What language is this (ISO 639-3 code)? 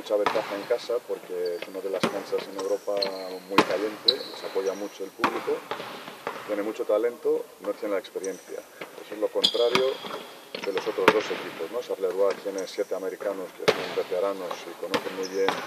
spa